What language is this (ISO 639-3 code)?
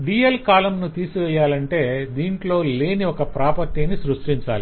tel